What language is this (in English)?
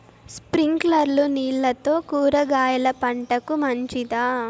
Telugu